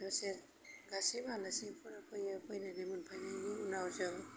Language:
Bodo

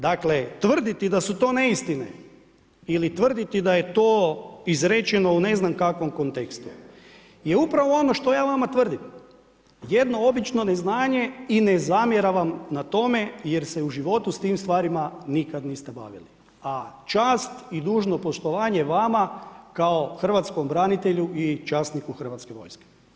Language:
Croatian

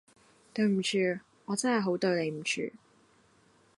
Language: Cantonese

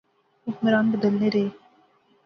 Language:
Pahari-Potwari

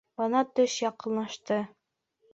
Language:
Bashkir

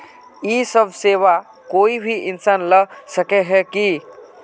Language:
Magahi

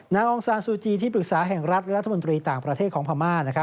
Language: Thai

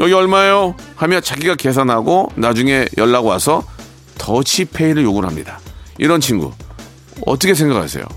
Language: Korean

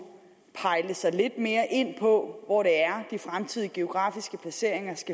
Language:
Danish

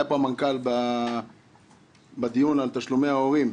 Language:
Hebrew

